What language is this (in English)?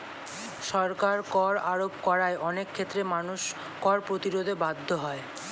Bangla